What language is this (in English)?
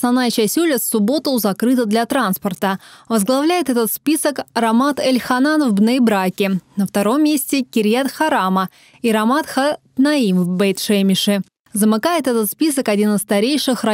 Russian